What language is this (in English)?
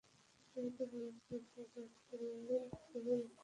Bangla